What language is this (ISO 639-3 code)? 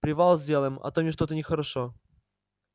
rus